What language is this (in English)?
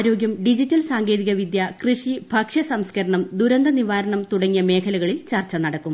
Malayalam